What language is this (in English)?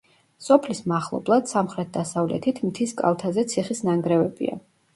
Georgian